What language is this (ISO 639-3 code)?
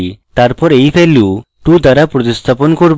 ben